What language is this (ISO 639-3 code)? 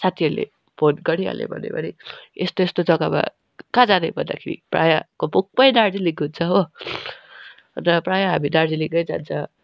nep